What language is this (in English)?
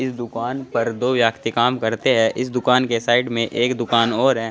Hindi